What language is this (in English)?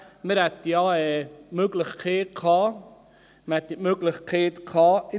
Swiss German